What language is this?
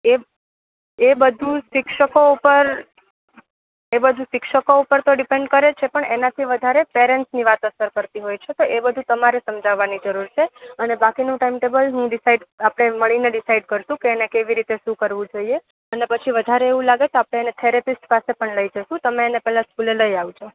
Gujarati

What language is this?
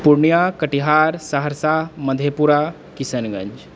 Maithili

